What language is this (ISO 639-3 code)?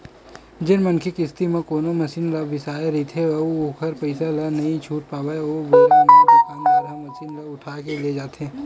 hne